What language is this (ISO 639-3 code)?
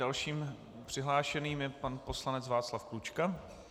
ces